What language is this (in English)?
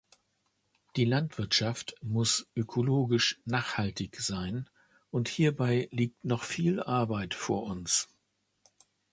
German